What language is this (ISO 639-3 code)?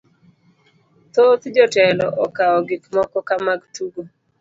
luo